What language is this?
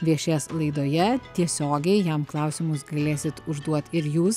Lithuanian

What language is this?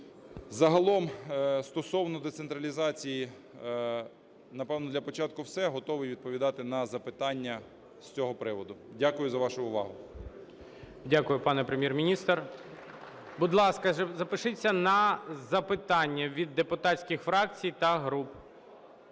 Ukrainian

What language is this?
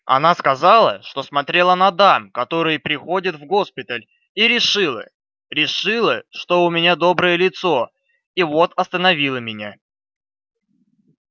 Russian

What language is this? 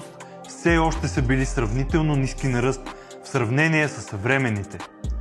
Bulgarian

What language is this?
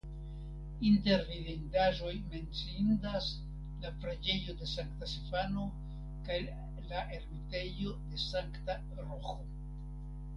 Esperanto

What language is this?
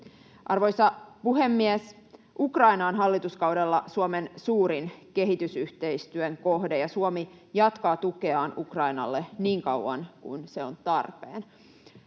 Finnish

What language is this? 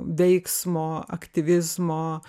Lithuanian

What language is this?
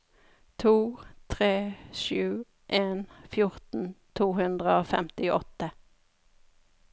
Norwegian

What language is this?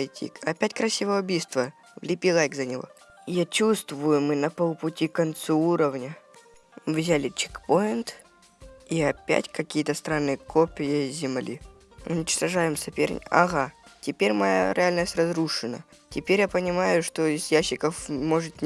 Russian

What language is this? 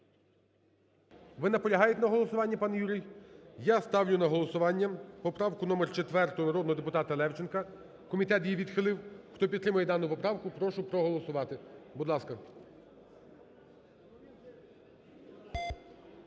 Ukrainian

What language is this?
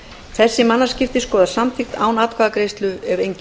Icelandic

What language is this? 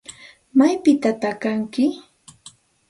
Santa Ana de Tusi Pasco Quechua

